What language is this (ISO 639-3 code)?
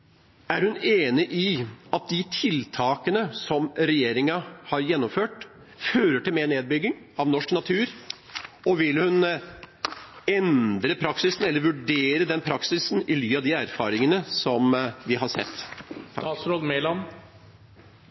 nob